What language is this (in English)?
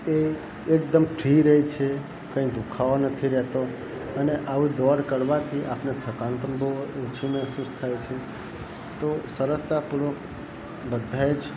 Gujarati